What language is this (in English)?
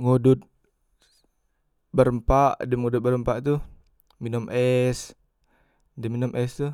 Musi